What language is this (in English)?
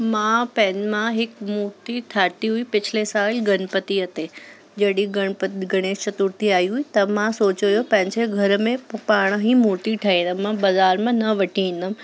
Sindhi